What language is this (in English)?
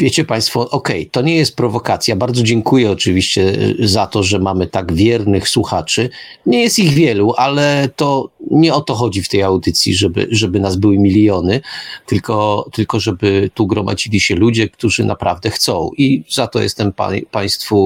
Polish